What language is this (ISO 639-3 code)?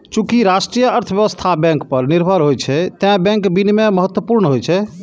mai